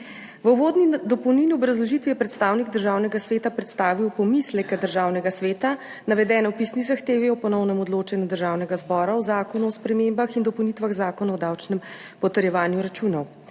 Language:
Slovenian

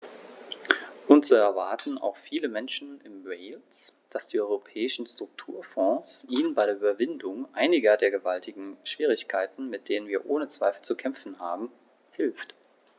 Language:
German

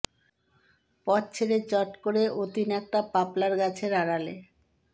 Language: Bangla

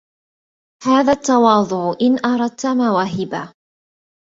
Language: Arabic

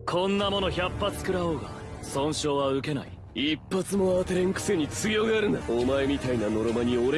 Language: Japanese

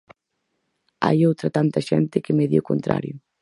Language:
Galician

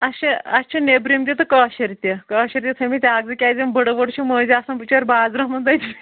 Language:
Kashmiri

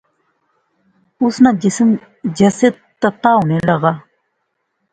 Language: Pahari-Potwari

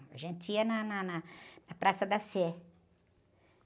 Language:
Portuguese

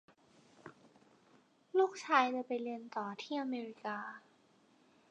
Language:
Thai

